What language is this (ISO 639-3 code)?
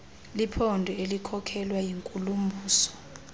xho